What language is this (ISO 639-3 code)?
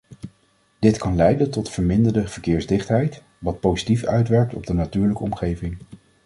nld